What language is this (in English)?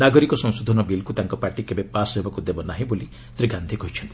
Odia